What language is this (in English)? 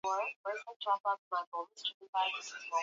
Swahili